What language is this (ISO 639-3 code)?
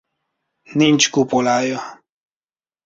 hun